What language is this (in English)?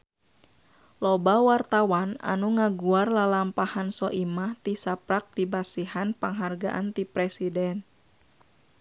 Sundanese